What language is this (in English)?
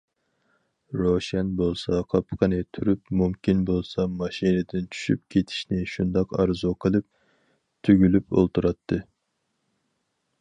Uyghur